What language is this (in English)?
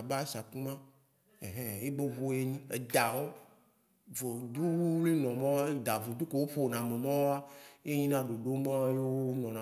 Waci Gbe